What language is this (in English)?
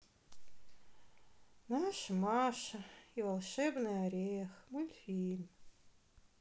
Russian